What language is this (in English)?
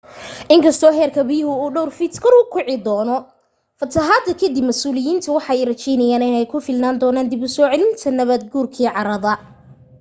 Somali